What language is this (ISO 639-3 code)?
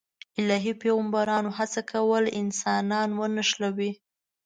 pus